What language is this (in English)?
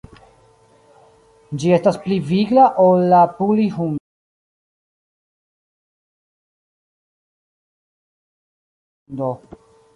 Esperanto